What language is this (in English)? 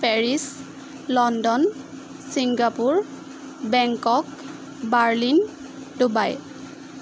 Assamese